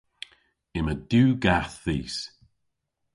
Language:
Cornish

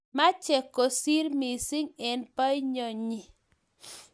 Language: Kalenjin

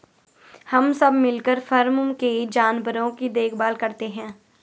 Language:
Hindi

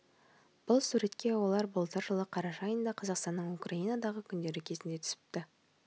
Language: Kazakh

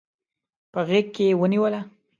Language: Pashto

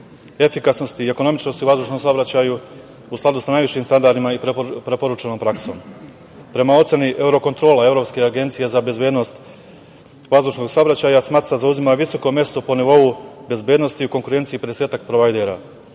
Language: Serbian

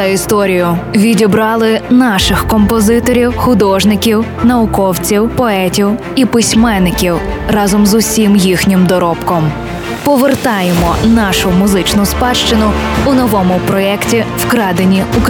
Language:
Ukrainian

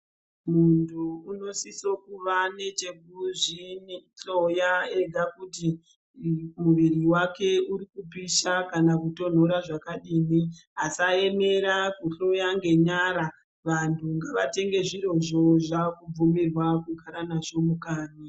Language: Ndau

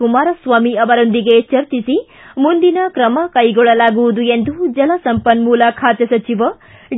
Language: Kannada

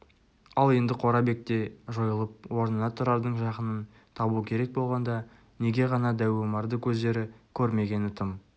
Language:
Kazakh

